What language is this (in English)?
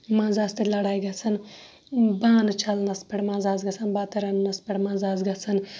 Kashmiri